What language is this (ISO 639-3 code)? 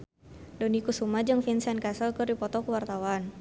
sun